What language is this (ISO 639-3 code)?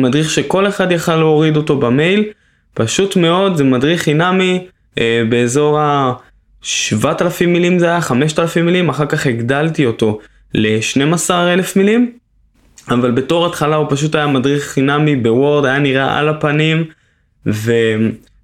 heb